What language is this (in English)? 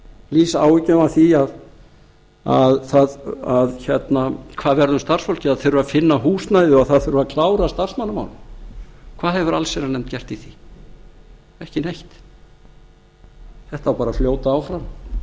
Icelandic